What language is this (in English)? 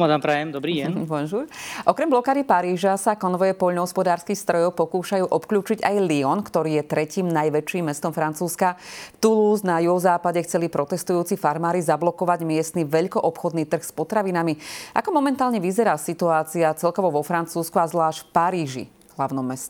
Slovak